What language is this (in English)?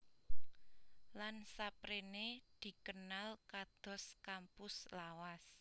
Javanese